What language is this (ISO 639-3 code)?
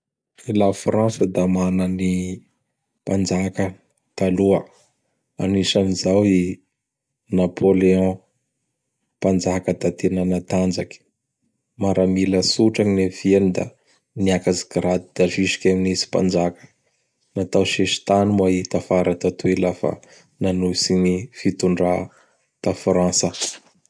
bhr